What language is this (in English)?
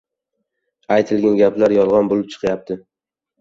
Uzbek